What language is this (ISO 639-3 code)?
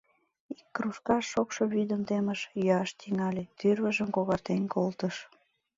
chm